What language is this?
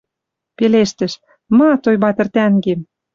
Western Mari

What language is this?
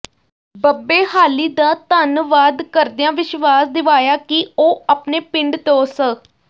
Punjabi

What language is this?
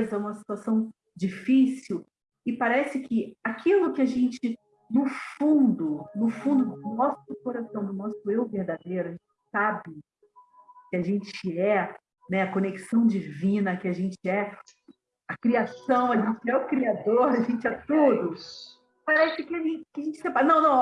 Portuguese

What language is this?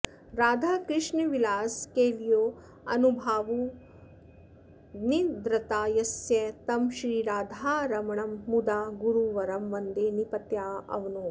Sanskrit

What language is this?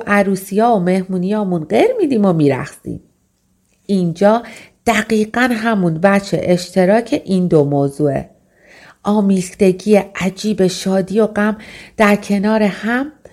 Persian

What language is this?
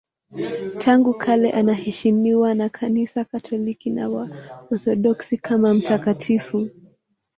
Swahili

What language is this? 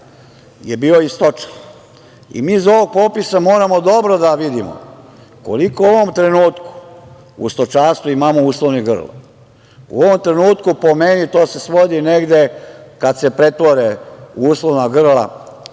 Serbian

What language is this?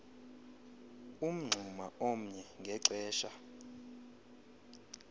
Xhosa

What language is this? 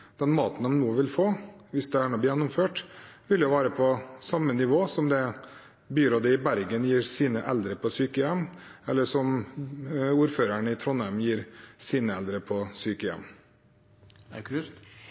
Norwegian Bokmål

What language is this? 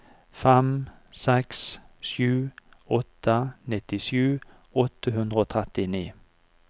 Norwegian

